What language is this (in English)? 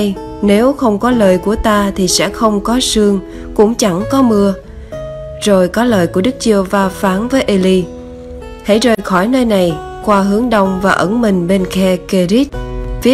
Vietnamese